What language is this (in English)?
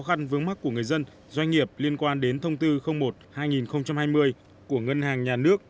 Vietnamese